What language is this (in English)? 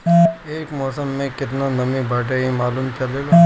Bhojpuri